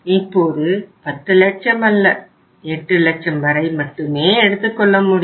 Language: Tamil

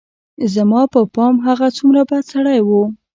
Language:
Pashto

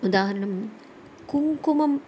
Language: Sanskrit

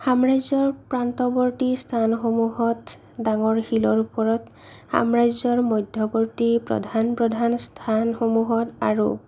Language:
Assamese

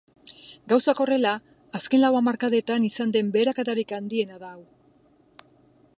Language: Basque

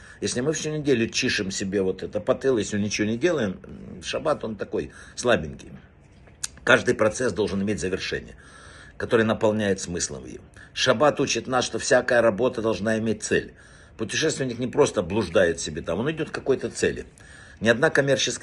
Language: Russian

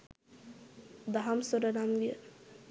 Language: Sinhala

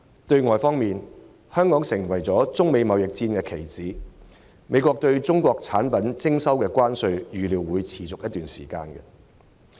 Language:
Cantonese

